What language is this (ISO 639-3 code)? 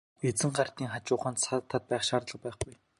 mon